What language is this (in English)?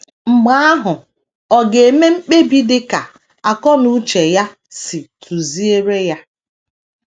Igbo